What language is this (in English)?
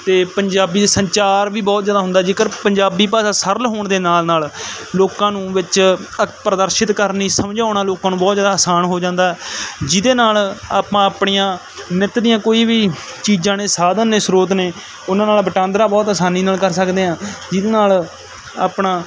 Punjabi